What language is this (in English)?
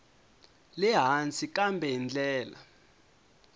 Tsonga